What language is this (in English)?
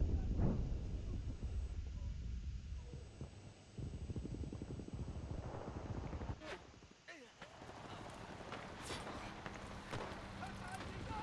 French